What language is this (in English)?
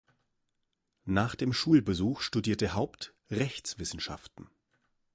German